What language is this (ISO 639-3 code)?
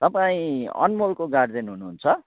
nep